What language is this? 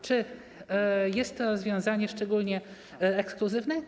Polish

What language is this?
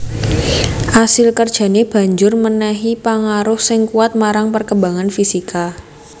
Javanese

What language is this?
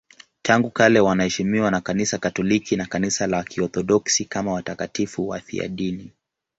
Swahili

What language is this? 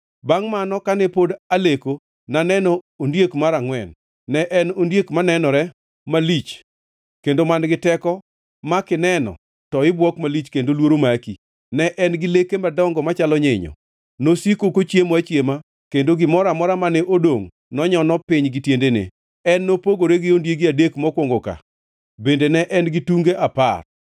Luo (Kenya and Tanzania)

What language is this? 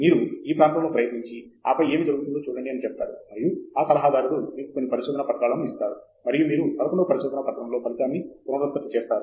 Telugu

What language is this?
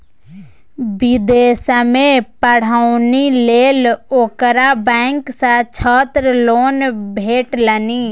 Maithili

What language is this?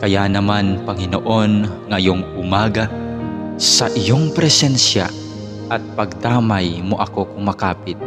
Filipino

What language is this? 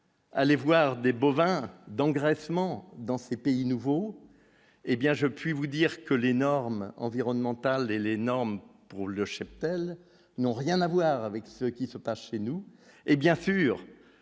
French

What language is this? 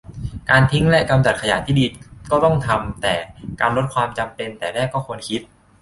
Thai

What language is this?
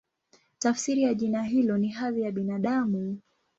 Swahili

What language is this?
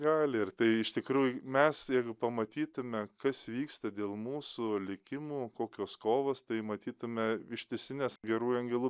Lithuanian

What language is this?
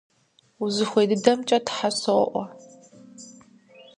Kabardian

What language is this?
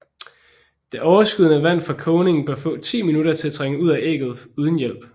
Danish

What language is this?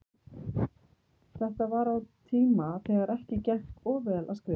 Icelandic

